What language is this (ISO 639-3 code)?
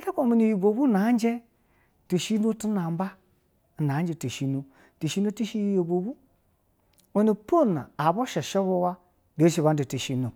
bzw